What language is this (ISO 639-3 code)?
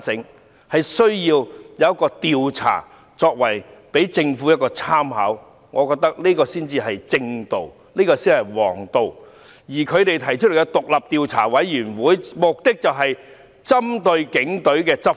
yue